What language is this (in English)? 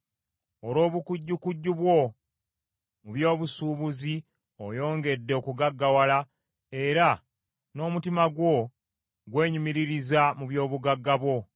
Ganda